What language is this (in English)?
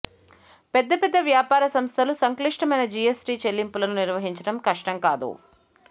Telugu